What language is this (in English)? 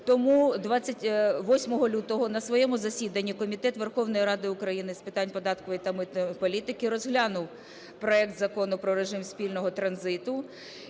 Ukrainian